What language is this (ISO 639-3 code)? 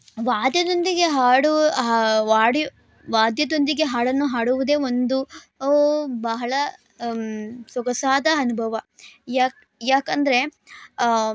kan